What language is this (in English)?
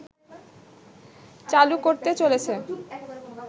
Bangla